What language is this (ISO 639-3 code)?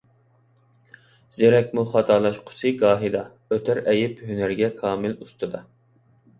uig